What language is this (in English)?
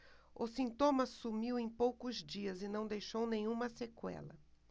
Portuguese